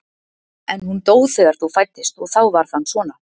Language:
Icelandic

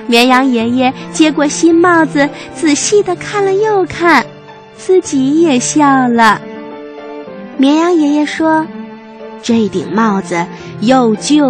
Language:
Chinese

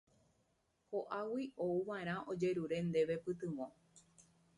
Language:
Guarani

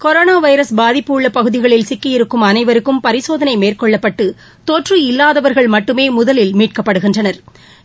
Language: Tamil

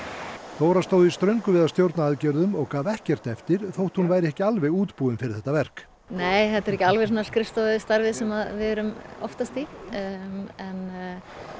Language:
Icelandic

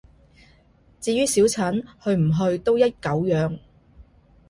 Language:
Cantonese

